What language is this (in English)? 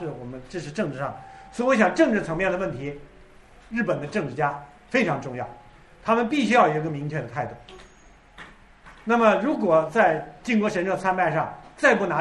Chinese